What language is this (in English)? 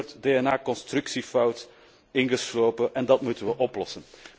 Dutch